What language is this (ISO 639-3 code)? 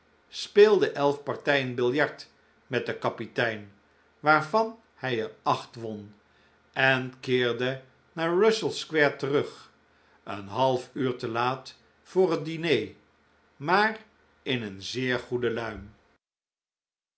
nld